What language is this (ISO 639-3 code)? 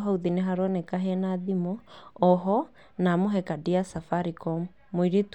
kik